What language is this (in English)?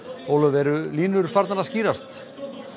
Icelandic